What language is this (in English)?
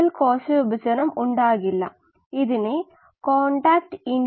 Malayalam